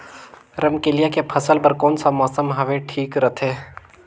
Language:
Chhattisgarhi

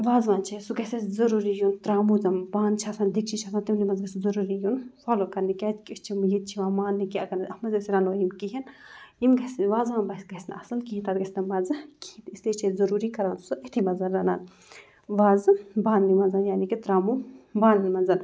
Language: Kashmiri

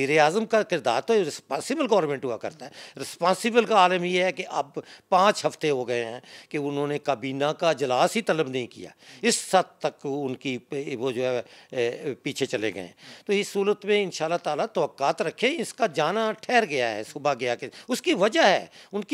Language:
Hindi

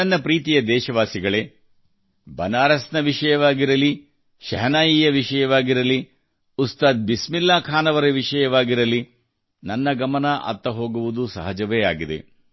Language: Kannada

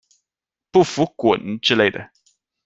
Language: Chinese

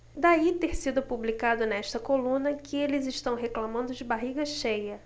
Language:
Portuguese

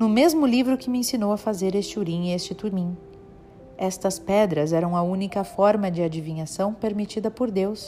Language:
Portuguese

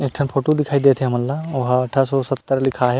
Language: Chhattisgarhi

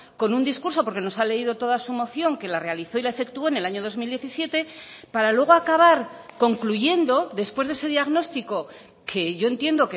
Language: Spanish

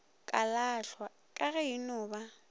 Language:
Northern Sotho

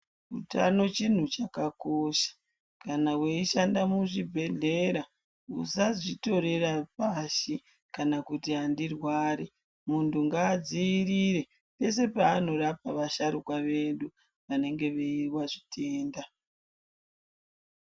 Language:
Ndau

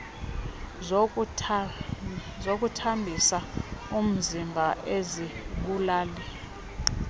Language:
Xhosa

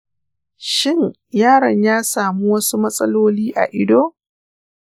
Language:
Hausa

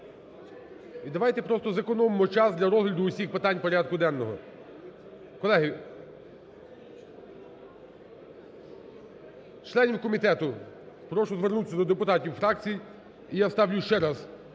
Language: Ukrainian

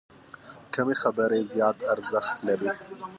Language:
Pashto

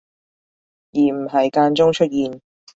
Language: Cantonese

